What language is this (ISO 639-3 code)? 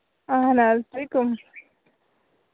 kas